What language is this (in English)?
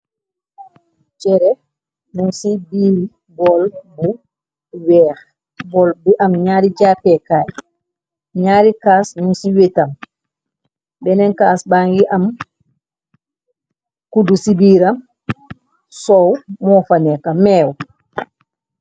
Wolof